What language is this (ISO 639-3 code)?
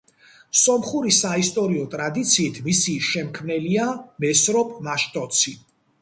kat